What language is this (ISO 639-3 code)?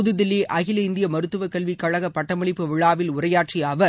tam